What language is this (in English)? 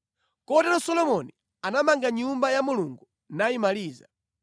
Nyanja